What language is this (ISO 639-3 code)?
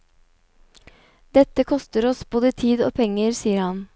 nor